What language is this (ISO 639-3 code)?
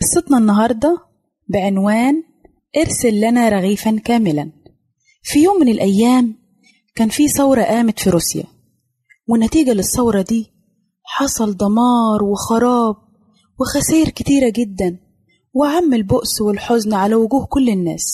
ara